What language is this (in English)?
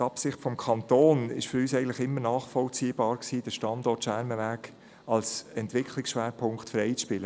Swiss German